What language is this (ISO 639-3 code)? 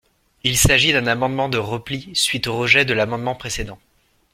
fra